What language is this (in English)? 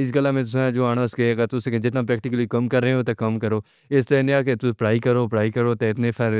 Pahari-Potwari